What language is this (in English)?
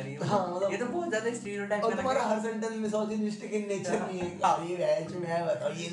Hindi